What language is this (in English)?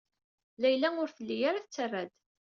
Kabyle